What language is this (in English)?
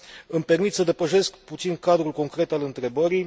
Romanian